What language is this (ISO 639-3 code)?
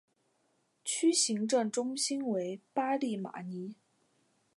zho